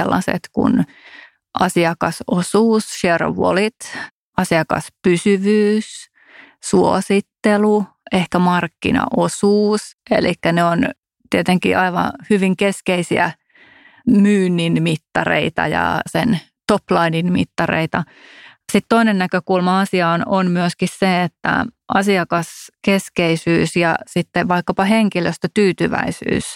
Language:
Finnish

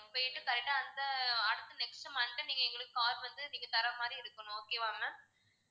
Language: Tamil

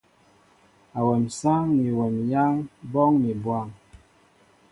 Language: Mbo (Cameroon)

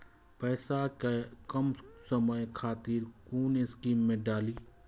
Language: Maithili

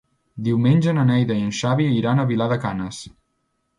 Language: Catalan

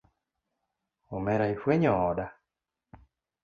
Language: Luo (Kenya and Tanzania)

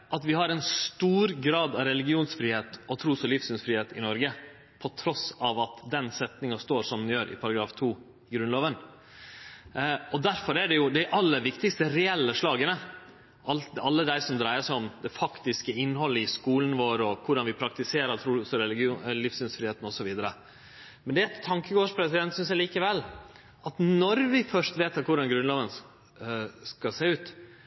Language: Norwegian Nynorsk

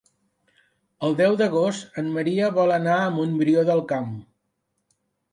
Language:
Catalan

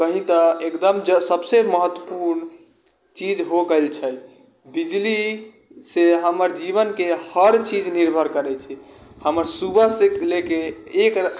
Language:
Maithili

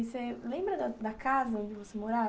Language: Portuguese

